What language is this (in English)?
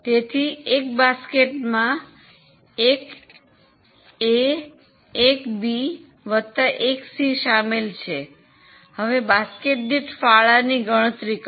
Gujarati